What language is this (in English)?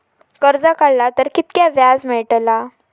Marathi